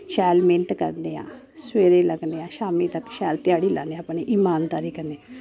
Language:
Dogri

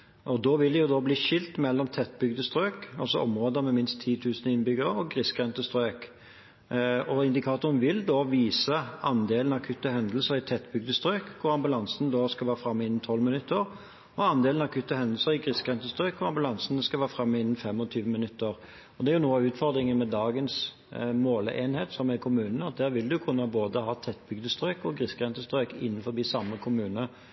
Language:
Norwegian Bokmål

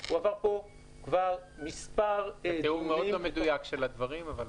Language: Hebrew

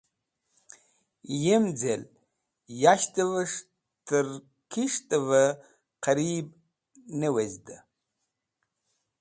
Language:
Wakhi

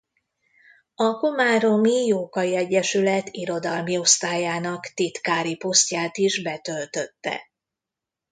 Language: Hungarian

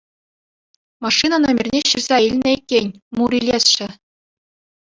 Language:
Chuvash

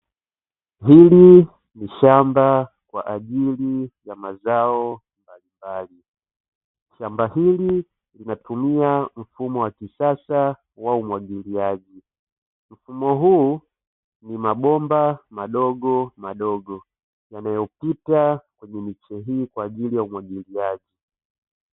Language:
Swahili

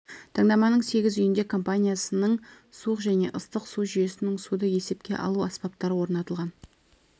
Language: Kazakh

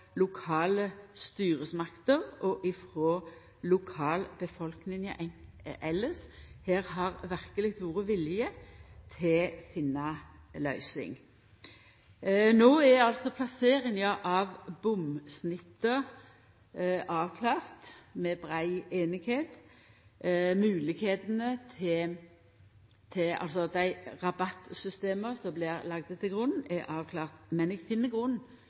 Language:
Norwegian Nynorsk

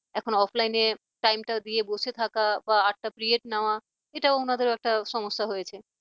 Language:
Bangla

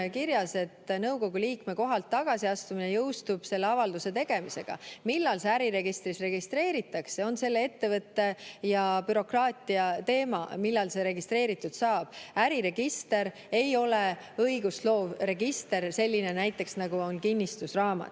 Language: Estonian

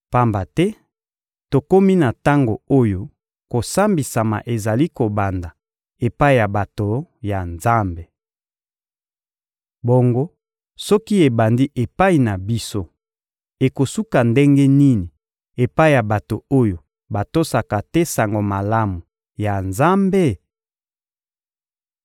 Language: Lingala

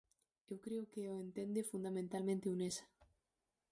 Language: Galician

